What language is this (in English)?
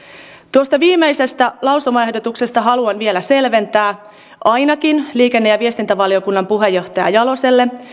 Finnish